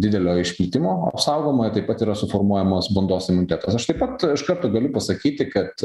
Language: Lithuanian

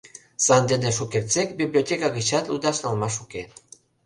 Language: Mari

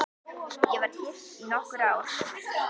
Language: Icelandic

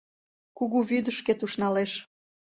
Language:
Mari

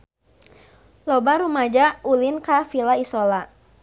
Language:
Sundanese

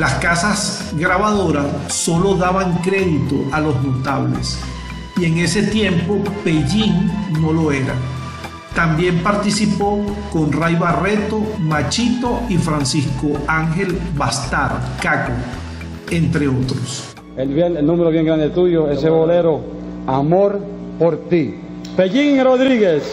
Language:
Spanish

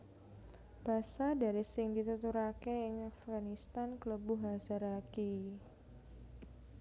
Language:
Javanese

